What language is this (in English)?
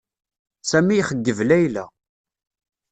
Kabyle